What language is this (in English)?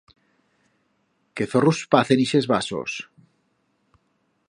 Aragonese